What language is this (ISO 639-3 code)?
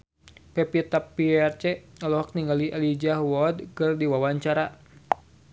sun